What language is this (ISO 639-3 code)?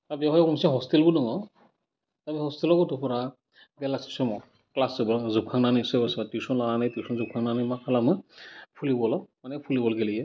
brx